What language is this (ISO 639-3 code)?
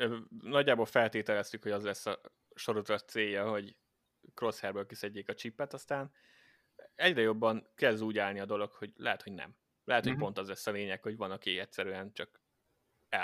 hun